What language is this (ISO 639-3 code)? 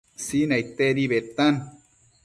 mcf